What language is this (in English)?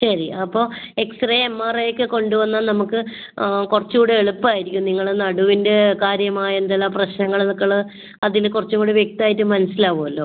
Malayalam